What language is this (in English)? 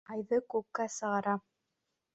Bashkir